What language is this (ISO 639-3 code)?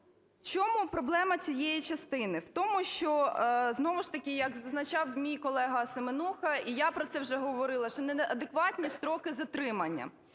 ukr